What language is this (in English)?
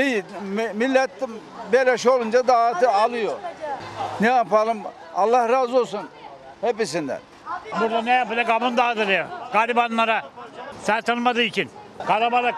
Turkish